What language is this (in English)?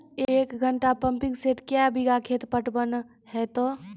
Maithili